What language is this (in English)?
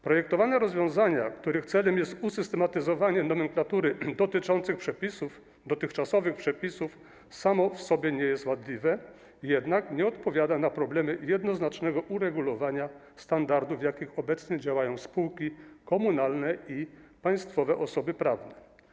Polish